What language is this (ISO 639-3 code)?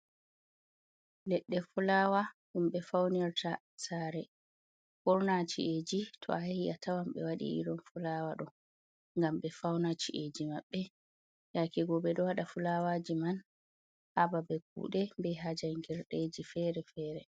ful